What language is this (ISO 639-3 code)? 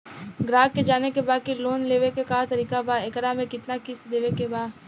bho